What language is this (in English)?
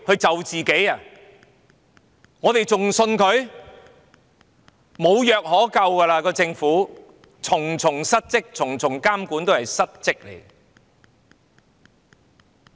Cantonese